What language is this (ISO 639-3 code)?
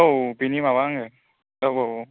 brx